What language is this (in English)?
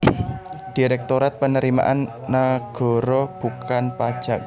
Javanese